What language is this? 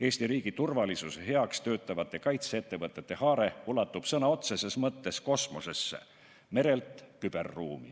Estonian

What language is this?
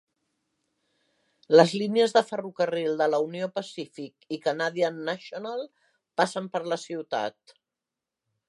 Catalan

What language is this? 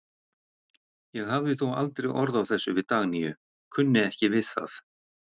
Icelandic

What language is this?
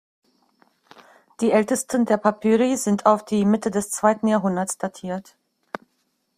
German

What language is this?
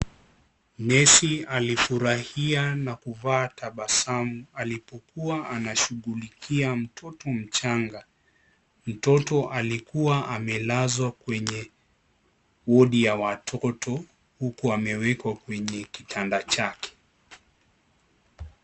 Swahili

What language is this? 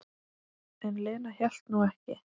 Icelandic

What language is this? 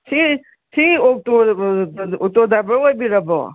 Manipuri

